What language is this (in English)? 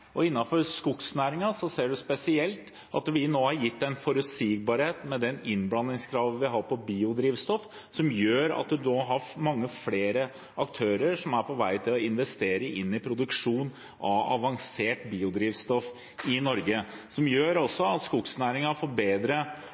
Norwegian Bokmål